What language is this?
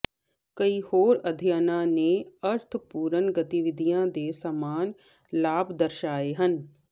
Punjabi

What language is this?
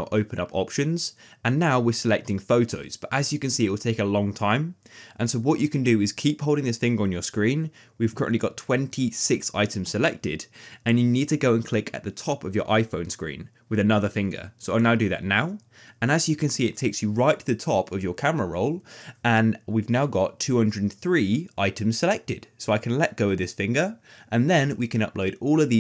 English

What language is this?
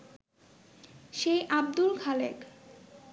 Bangla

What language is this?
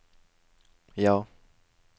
Norwegian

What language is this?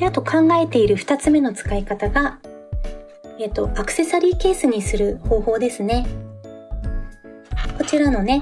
Japanese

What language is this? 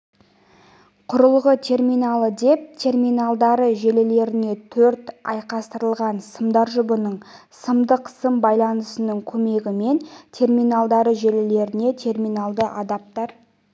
Kazakh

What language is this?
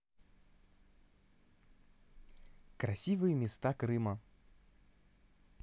Russian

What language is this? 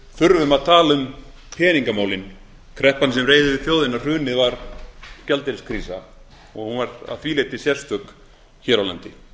Icelandic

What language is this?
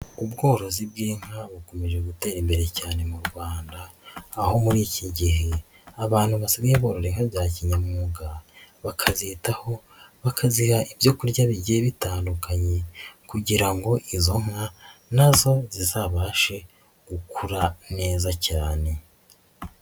Kinyarwanda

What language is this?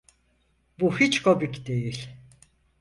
Turkish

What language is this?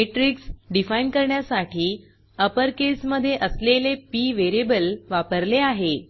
Marathi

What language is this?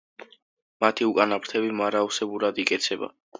Georgian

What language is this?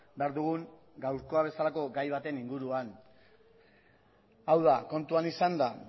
Basque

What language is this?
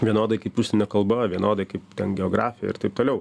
Lithuanian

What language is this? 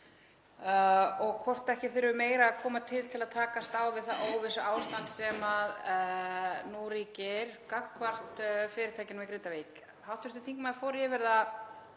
Icelandic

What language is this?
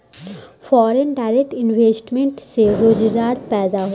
Bhojpuri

